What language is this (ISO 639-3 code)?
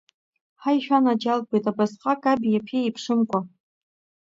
abk